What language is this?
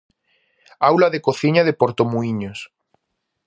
Galician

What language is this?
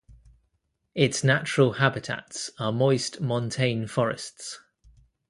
English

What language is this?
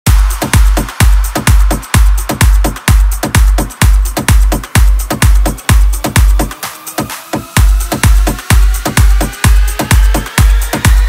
English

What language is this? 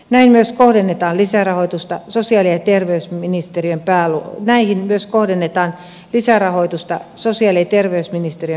Finnish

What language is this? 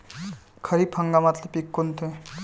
Marathi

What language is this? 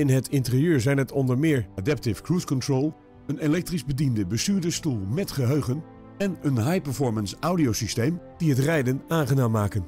Dutch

